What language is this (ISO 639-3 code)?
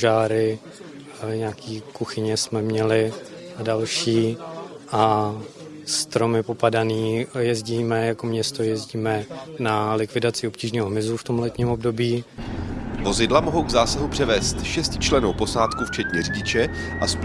ces